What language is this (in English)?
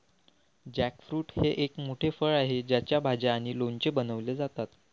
Marathi